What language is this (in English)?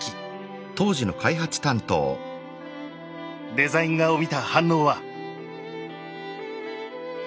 Japanese